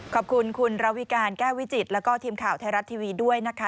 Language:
Thai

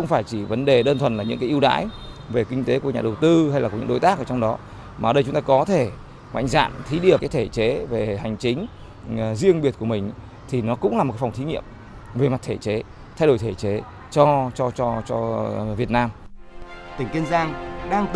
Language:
Vietnamese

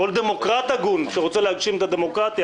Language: Hebrew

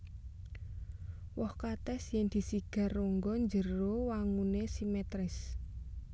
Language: Javanese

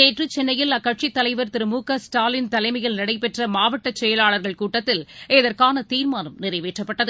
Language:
Tamil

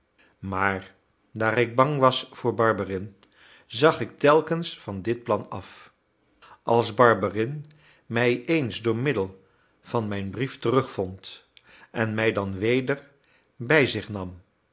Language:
Dutch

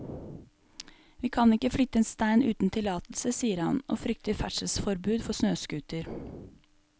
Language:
Norwegian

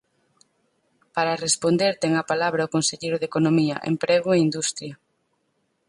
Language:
Galician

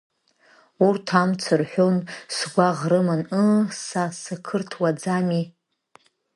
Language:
Abkhazian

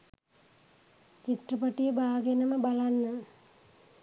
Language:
Sinhala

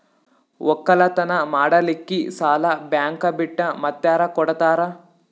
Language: Kannada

